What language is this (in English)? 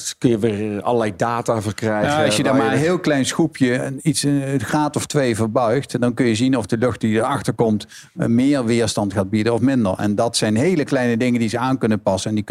Dutch